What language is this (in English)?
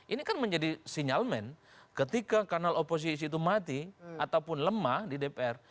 Indonesian